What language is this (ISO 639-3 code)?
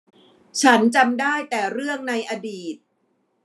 tha